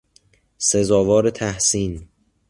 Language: Persian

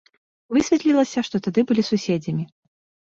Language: Belarusian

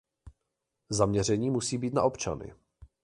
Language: Czech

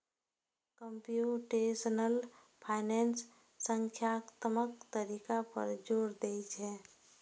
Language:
Maithili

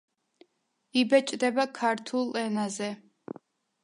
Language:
Georgian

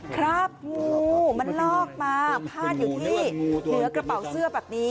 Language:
Thai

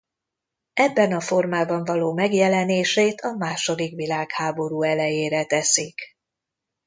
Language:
Hungarian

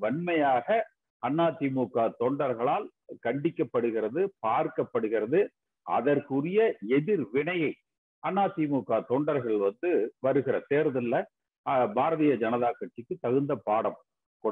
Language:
Hindi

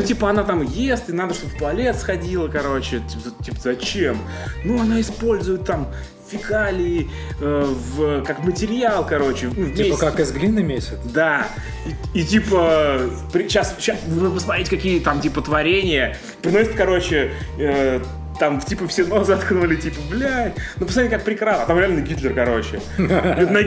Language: Russian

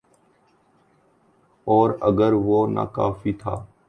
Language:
Urdu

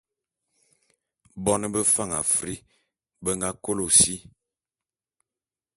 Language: Bulu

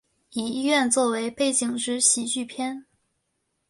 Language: Chinese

